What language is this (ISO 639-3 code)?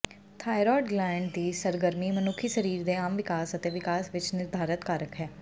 pan